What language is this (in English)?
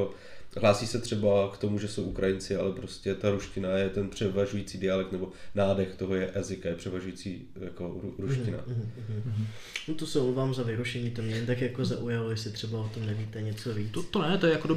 Czech